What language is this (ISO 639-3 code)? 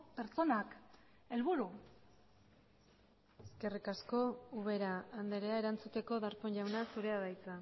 eus